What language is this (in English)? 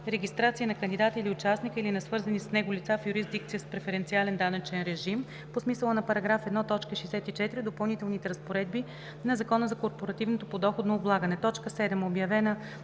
Bulgarian